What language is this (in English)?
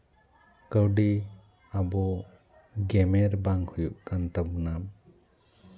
Santali